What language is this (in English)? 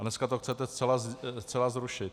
Czech